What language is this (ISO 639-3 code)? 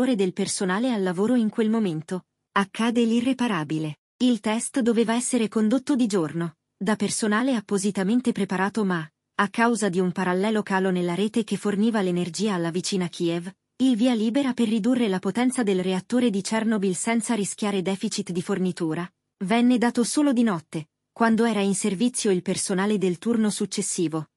ita